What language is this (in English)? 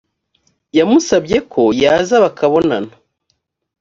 Kinyarwanda